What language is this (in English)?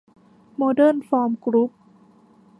Thai